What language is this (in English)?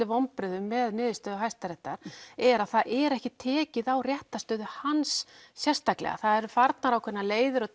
Icelandic